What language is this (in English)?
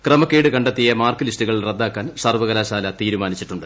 Malayalam